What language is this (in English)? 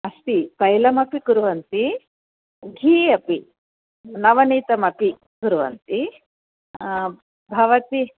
Sanskrit